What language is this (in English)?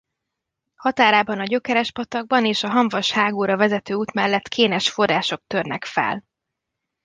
Hungarian